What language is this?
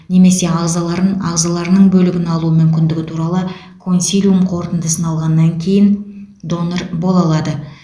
Kazakh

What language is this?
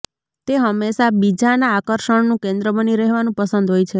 Gujarati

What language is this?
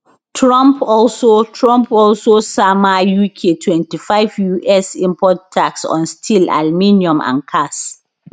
Nigerian Pidgin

